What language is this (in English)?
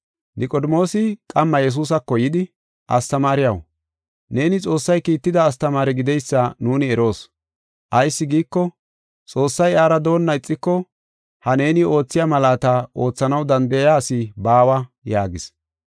Gofa